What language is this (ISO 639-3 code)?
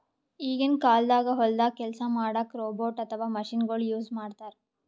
kan